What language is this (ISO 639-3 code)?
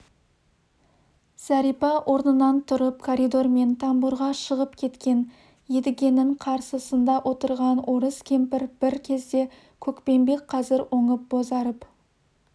kaz